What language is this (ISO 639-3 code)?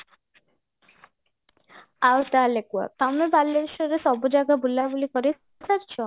ori